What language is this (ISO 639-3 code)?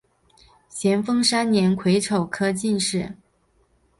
zho